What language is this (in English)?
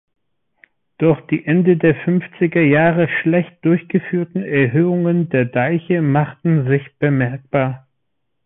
German